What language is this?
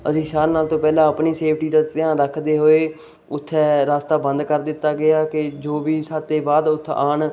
Punjabi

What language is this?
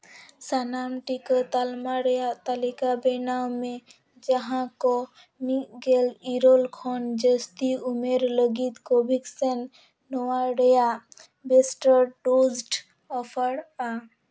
Santali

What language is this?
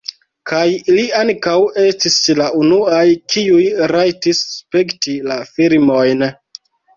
Esperanto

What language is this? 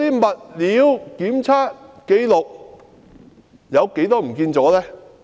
Cantonese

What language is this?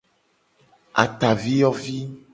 Gen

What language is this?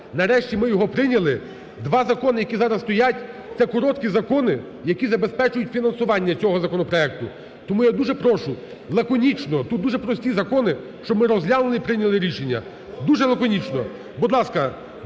Ukrainian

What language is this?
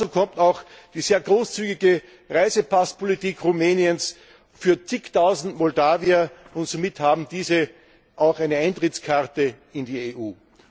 German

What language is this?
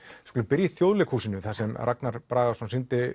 Icelandic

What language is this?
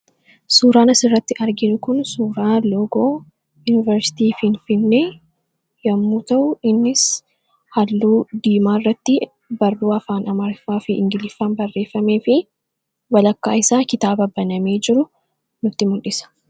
Oromo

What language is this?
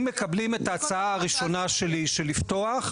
Hebrew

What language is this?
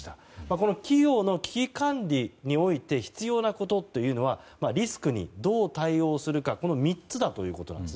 Japanese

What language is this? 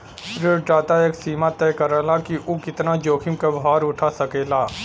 Bhojpuri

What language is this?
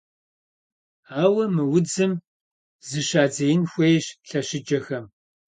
Kabardian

